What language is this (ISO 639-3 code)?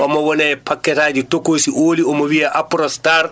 ful